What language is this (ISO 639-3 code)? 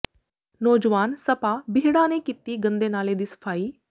pan